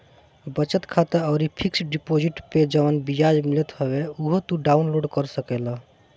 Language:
Bhojpuri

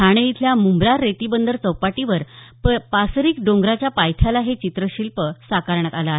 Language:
Marathi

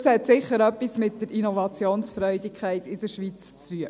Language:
Swiss German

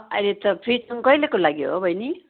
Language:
Nepali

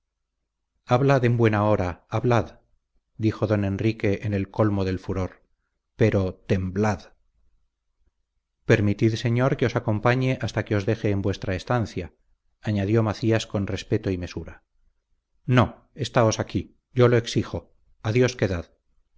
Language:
Spanish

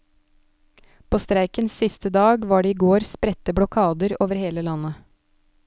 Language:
Norwegian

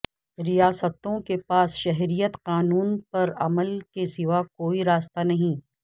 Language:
Urdu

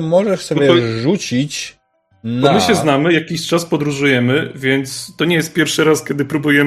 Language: Polish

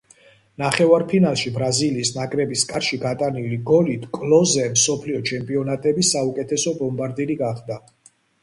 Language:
Georgian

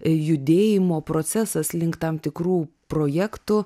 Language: Lithuanian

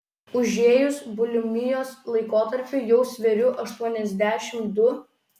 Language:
Lithuanian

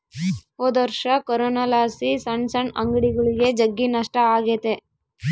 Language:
Kannada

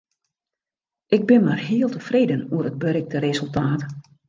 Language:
Western Frisian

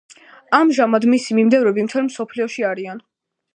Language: Georgian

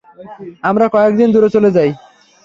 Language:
Bangla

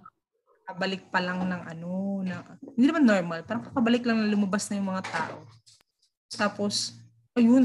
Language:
Filipino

